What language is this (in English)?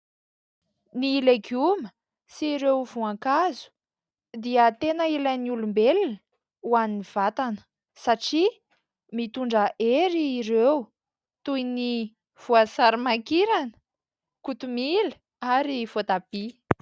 Malagasy